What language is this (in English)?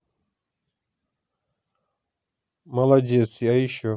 Russian